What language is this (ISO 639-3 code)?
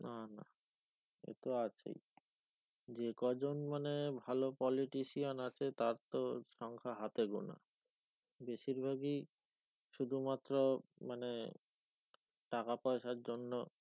ben